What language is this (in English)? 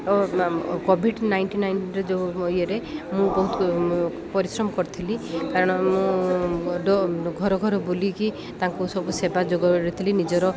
Odia